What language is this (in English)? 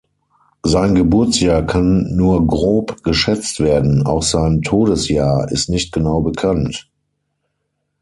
German